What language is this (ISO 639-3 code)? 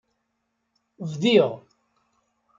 kab